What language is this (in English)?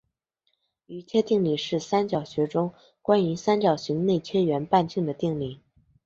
Chinese